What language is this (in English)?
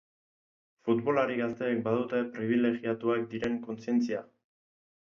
Basque